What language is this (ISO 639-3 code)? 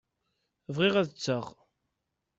kab